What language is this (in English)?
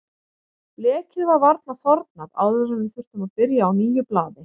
Icelandic